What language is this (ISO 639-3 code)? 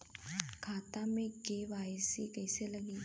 bho